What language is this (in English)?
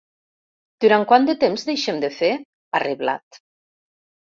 Catalan